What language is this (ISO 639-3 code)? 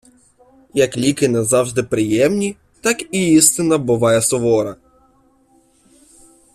ukr